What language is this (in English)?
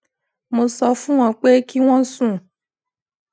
Yoruba